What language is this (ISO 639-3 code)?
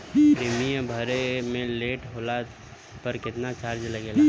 bho